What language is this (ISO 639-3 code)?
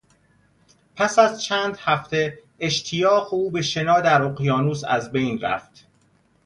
fas